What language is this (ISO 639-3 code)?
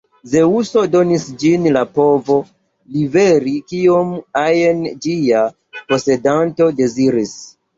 epo